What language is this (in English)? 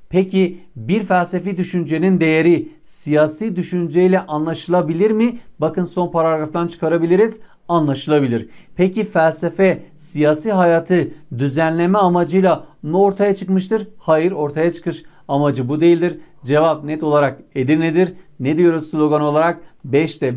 Turkish